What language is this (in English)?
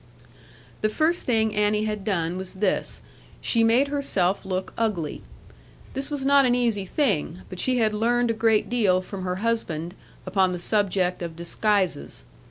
English